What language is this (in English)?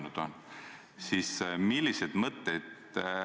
Estonian